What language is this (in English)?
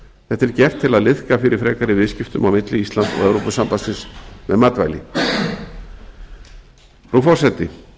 Icelandic